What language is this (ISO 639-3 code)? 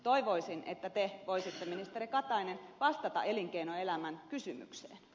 fin